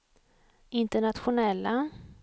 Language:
Swedish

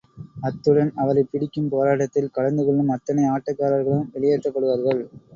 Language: Tamil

